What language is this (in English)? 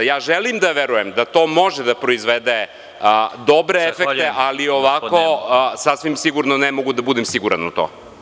Serbian